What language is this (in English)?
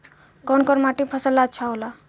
Bhojpuri